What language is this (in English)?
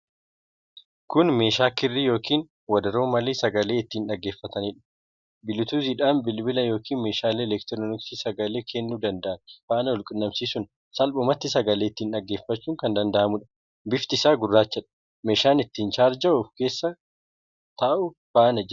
Oromo